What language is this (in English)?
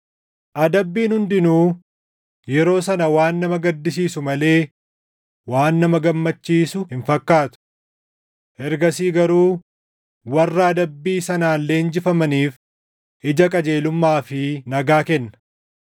Oromo